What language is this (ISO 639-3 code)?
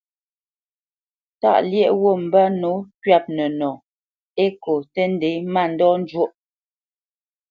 bce